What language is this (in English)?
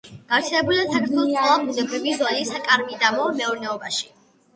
Georgian